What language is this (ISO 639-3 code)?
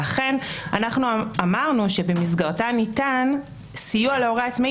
heb